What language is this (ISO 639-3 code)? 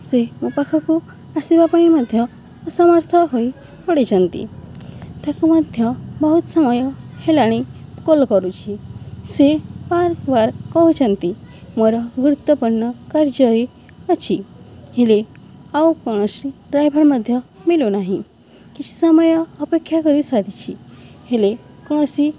ori